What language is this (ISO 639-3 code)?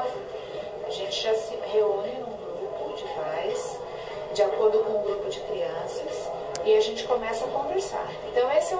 por